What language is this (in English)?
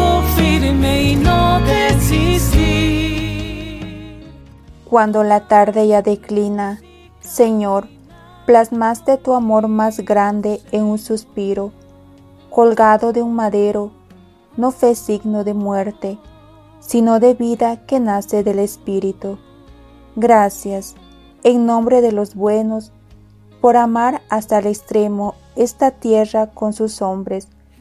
Spanish